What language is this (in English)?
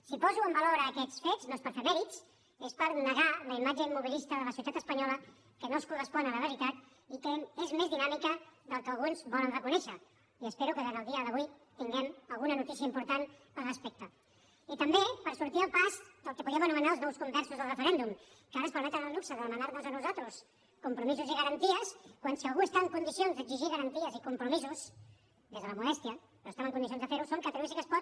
Catalan